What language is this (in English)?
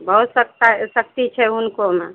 Maithili